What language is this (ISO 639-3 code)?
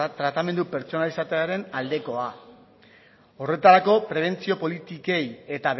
eus